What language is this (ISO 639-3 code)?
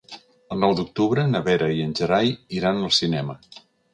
cat